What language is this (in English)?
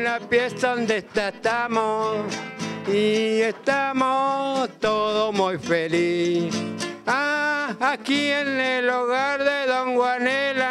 Spanish